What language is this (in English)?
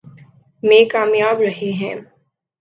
Urdu